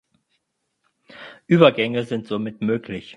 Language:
German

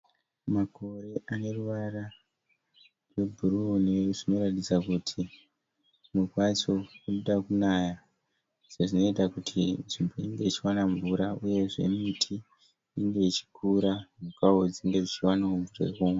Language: Shona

